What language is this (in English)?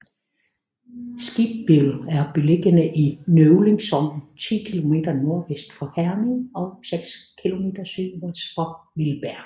Danish